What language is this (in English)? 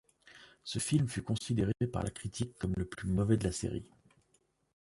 French